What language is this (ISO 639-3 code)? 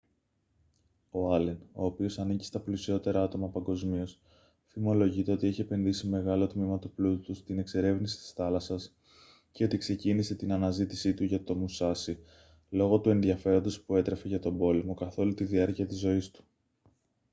ell